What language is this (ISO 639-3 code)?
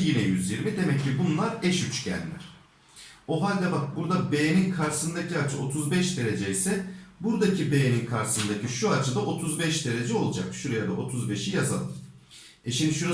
tur